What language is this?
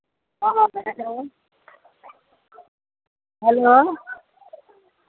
Maithili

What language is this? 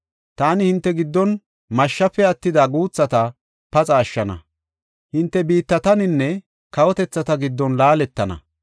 Gofa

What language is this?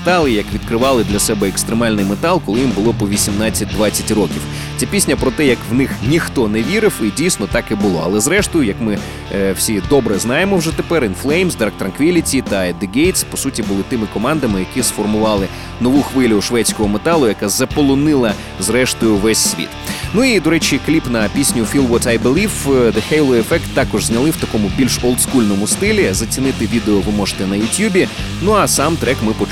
Ukrainian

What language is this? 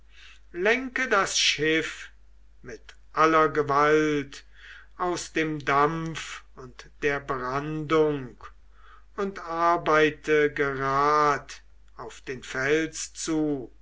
German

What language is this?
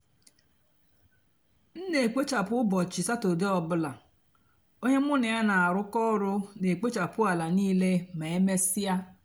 Igbo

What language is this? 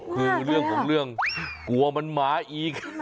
Thai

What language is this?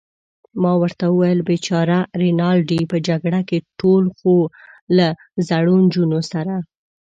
Pashto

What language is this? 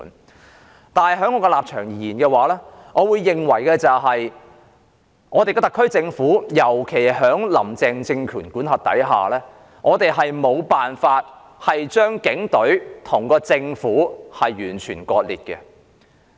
Cantonese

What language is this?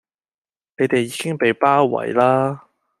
Cantonese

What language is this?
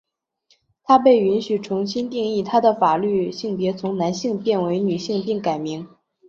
Chinese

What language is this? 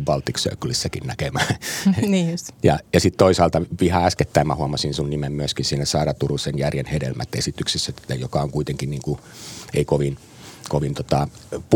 Finnish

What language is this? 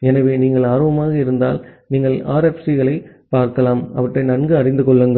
Tamil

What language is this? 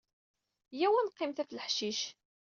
Kabyle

